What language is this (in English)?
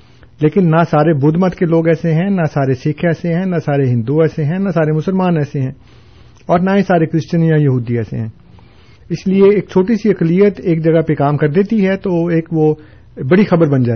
Urdu